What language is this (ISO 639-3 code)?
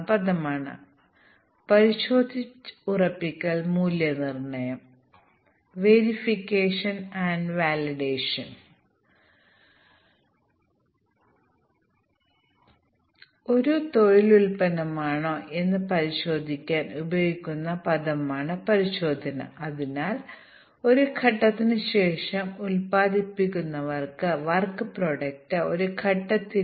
mal